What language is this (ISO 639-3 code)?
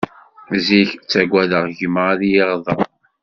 kab